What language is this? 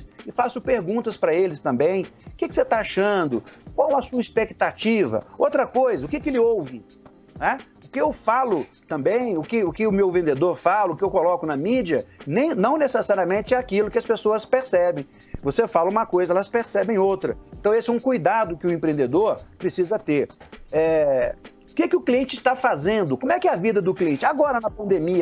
Portuguese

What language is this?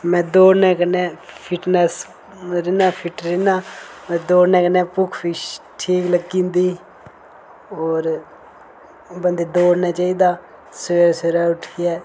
Dogri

